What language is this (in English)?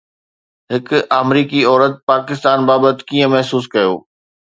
Sindhi